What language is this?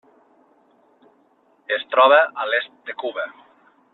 Catalan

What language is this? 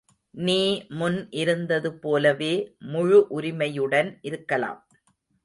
Tamil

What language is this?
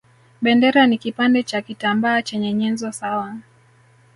Swahili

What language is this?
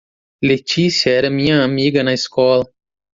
Portuguese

